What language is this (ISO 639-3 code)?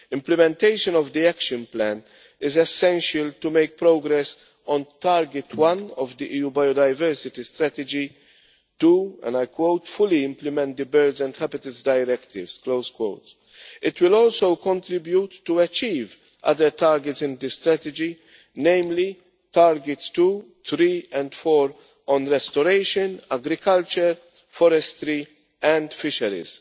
eng